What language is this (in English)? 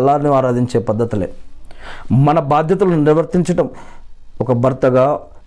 Telugu